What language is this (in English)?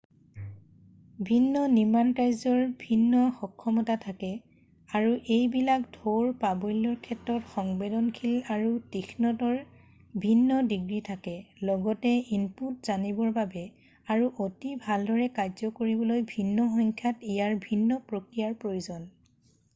Assamese